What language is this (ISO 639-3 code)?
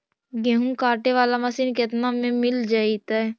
mag